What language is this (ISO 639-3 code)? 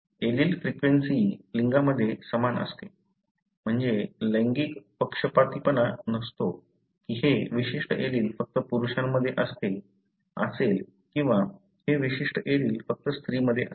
mar